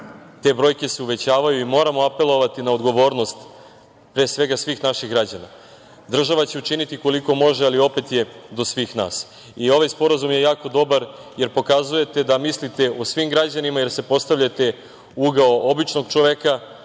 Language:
Serbian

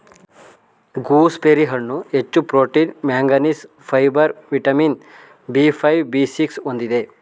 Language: Kannada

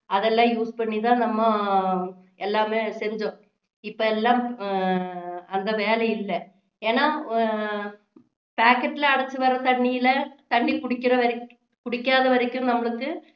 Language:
Tamil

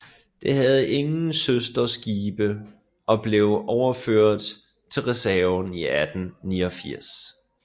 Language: Danish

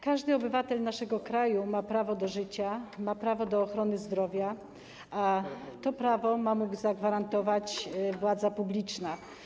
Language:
Polish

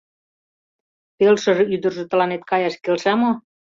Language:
Mari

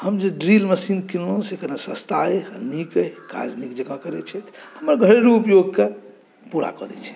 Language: Maithili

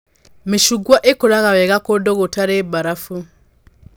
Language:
Kikuyu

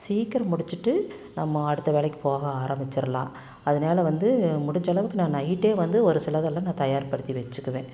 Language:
Tamil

